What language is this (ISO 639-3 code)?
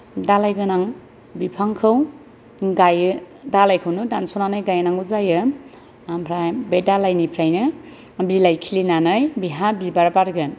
brx